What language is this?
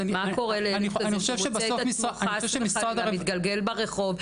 Hebrew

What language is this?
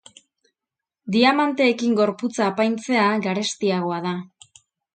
Basque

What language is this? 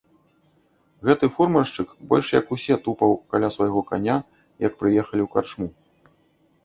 Belarusian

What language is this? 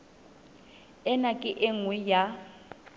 Southern Sotho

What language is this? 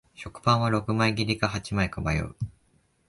Japanese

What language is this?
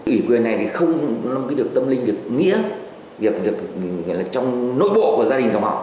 Vietnamese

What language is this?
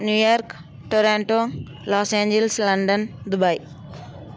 Telugu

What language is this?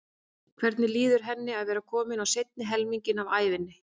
Icelandic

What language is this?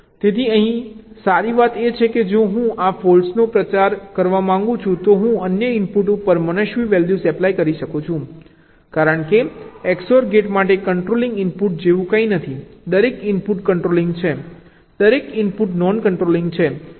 Gujarati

